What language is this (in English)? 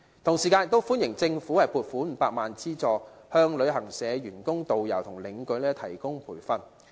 Cantonese